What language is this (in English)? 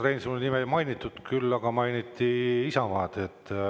Estonian